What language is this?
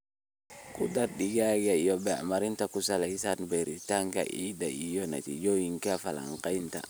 Somali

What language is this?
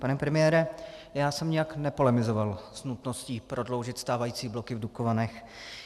Czech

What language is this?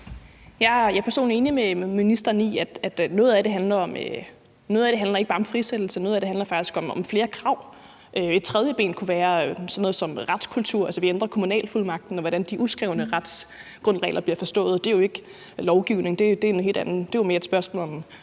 Danish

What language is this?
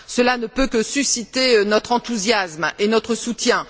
French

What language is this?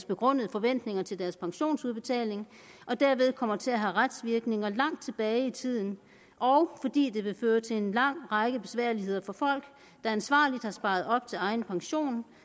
Danish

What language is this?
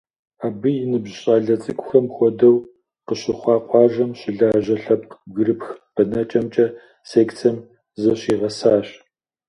Kabardian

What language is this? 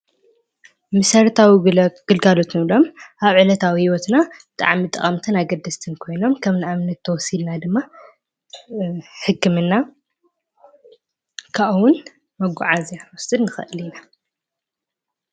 Tigrinya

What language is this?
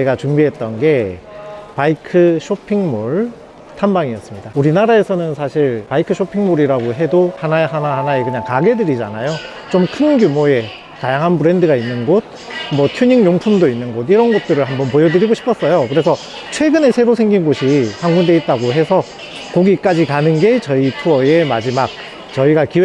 Korean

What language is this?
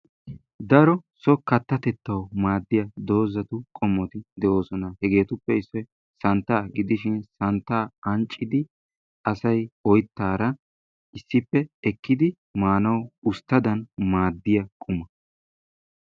Wolaytta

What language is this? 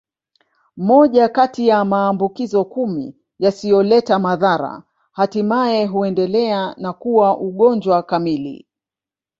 Swahili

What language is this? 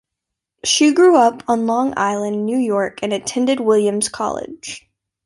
English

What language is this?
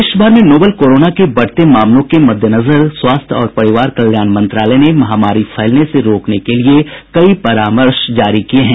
Hindi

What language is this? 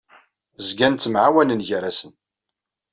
Kabyle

